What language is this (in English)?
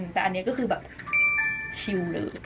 Thai